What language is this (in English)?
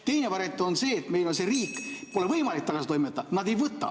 Estonian